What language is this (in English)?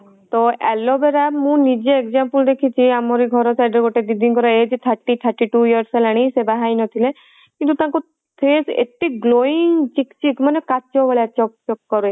Odia